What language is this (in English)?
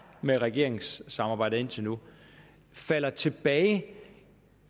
Danish